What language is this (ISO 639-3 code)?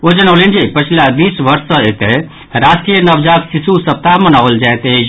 mai